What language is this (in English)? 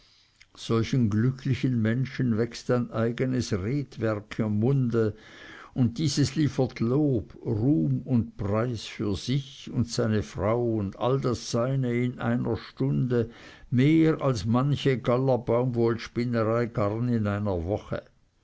German